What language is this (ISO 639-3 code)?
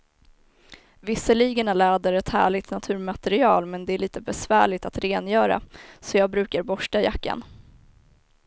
swe